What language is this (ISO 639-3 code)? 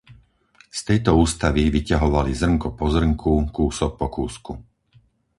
slk